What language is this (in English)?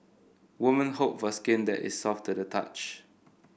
English